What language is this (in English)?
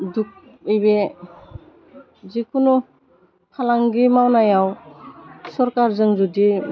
Bodo